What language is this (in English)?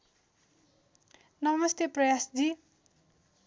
Nepali